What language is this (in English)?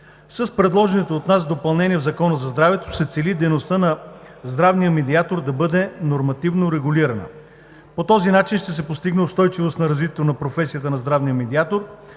Bulgarian